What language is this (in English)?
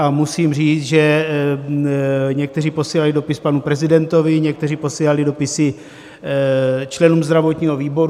Czech